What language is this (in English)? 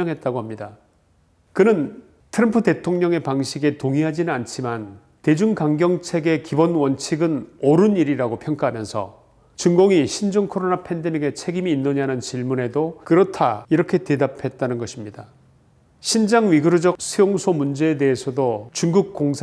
Korean